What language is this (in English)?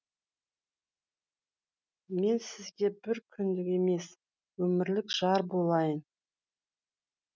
Kazakh